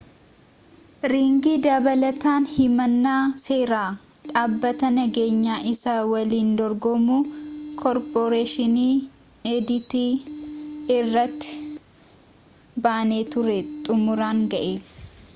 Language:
Oromo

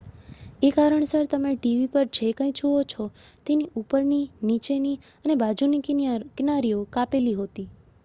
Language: Gujarati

